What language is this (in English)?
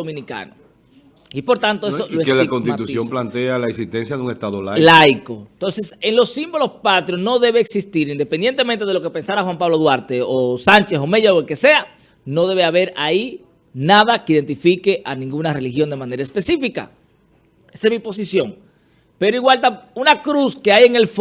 Spanish